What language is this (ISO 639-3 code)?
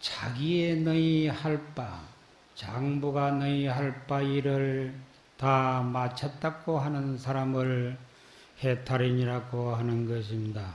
kor